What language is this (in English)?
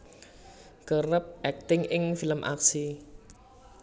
Javanese